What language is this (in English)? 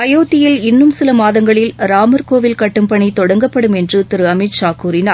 Tamil